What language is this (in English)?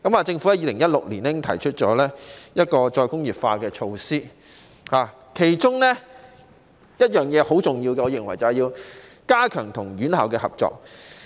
Cantonese